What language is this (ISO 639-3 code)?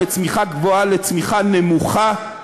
heb